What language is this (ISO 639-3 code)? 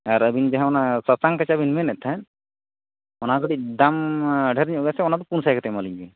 sat